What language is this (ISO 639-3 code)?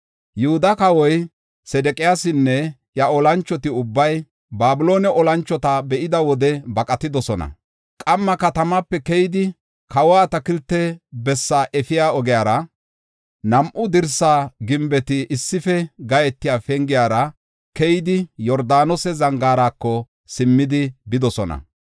gof